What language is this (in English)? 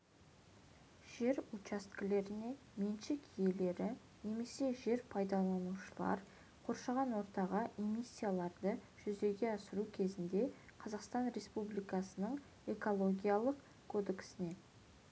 Kazakh